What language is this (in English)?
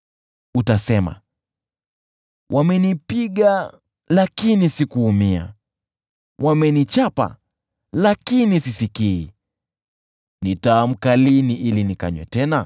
Swahili